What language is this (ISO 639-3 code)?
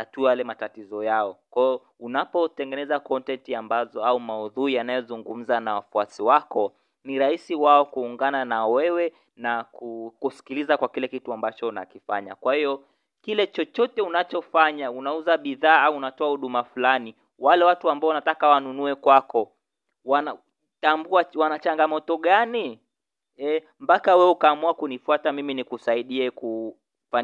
swa